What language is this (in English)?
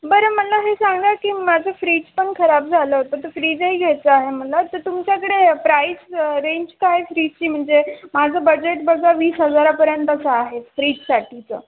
Marathi